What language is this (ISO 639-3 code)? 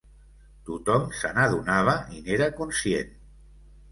cat